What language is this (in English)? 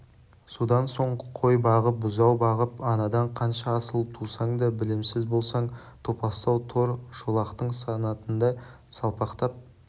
Kazakh